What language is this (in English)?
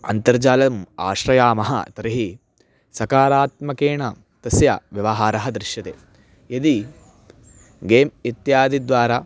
Sanskrit